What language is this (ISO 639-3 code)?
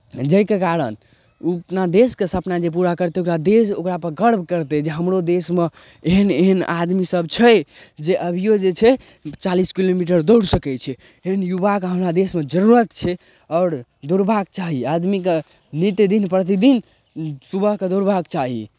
mai